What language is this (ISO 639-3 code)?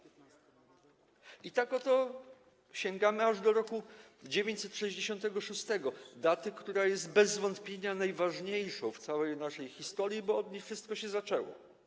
pol